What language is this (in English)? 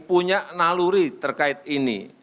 Indonesian